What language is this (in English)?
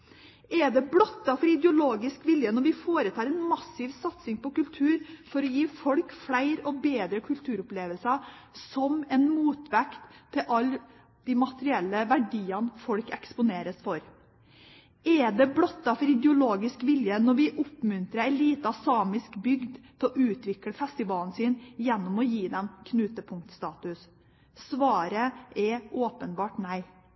Norwegian Bokmål